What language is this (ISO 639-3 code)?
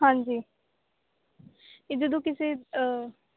pan